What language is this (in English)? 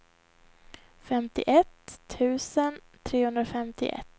Swedish